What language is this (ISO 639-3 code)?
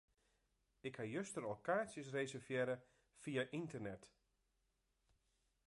fry